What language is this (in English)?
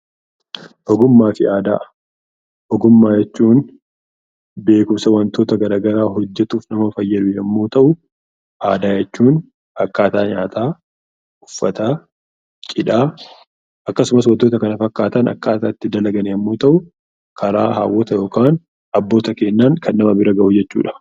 Oromo